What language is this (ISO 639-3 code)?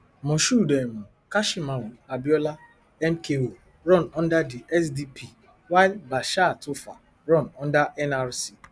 pcm